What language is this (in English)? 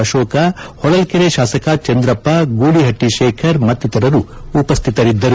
Kannada